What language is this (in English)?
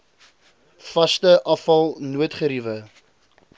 Afrikaans